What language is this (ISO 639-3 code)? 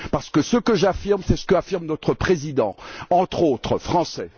fra